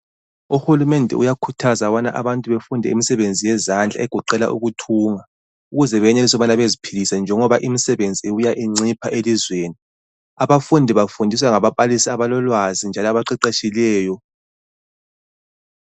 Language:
North Ndebele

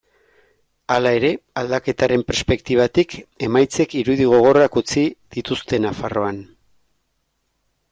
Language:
Basque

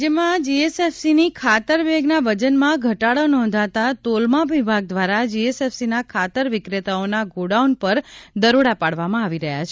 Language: Gujarati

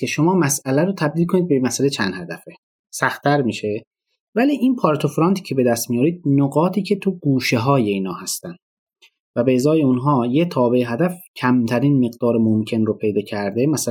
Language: Persian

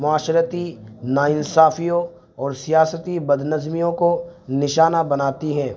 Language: Urdu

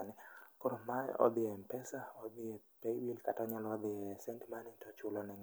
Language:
Luo (Kenya and Tanzania)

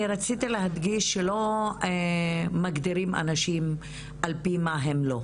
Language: Hebrew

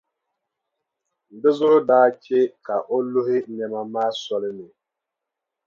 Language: Dagbani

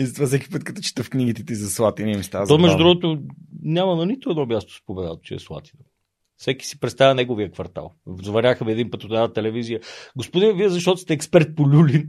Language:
Bulgarian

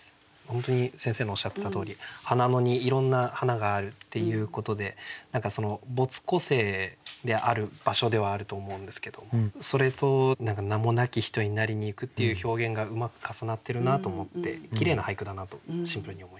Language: Japanese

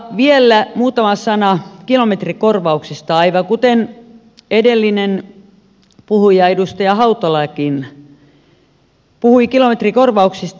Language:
Finnish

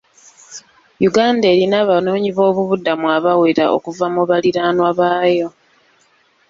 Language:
Ganda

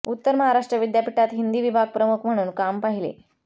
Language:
Marathi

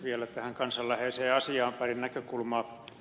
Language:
Finnish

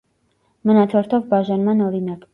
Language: Armenian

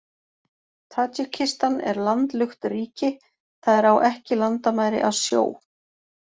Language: Icelandic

